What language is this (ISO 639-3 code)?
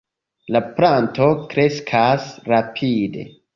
epo